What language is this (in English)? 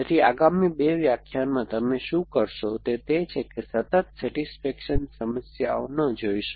Gujarati